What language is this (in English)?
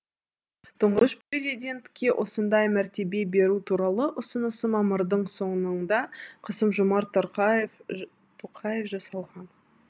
Kazakh